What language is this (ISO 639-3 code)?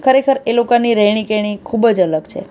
guj